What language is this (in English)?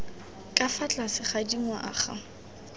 Tswana